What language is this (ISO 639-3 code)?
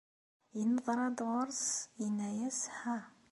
kab